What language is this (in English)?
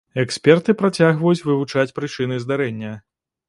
Belarusian